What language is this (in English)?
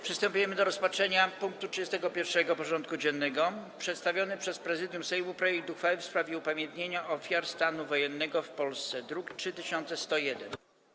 Polish